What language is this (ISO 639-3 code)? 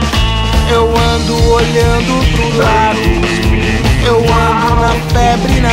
tha